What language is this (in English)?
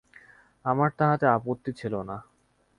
Bangla